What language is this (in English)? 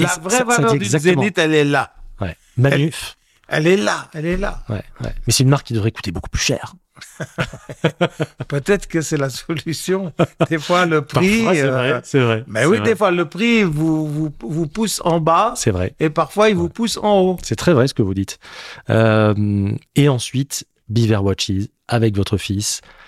French